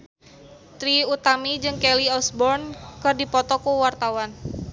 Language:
Sundanese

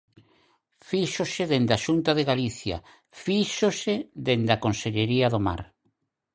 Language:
Galician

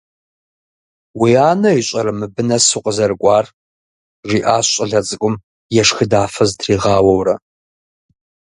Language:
Kabardian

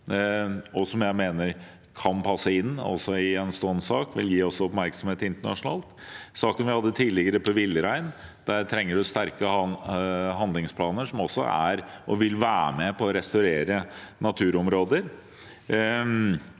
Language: Norwegian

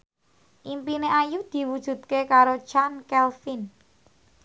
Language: Javanese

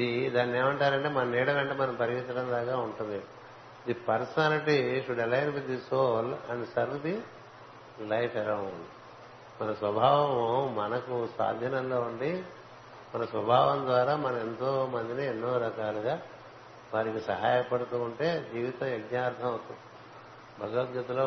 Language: Telugu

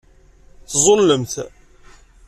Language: Kabyle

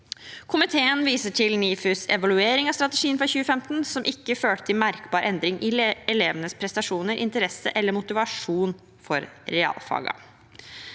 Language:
Norwegian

